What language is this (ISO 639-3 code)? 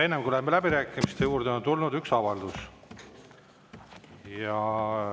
est